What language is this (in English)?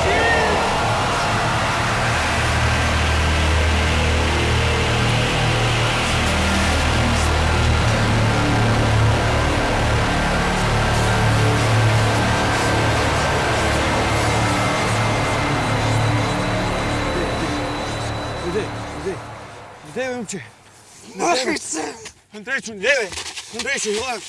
Bulgarian